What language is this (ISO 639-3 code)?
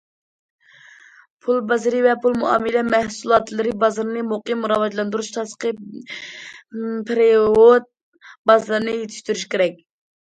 uig